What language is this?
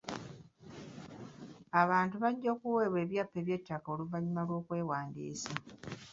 Ganda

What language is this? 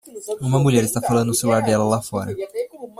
Portuguese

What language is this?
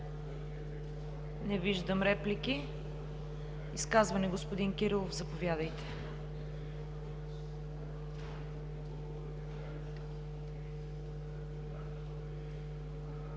Bulgarian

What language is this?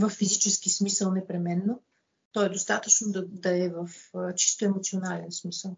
Bulgarian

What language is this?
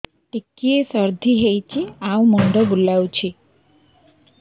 Odia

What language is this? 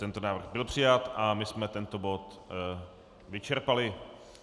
Czech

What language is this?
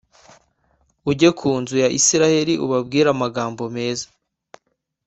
Kinyarwanda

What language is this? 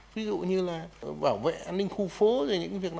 Vietnamese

